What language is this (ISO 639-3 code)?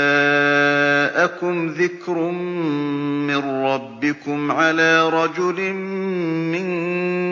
ara